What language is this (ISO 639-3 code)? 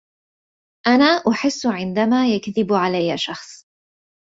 ara